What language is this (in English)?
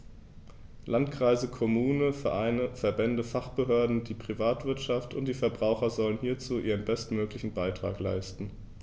German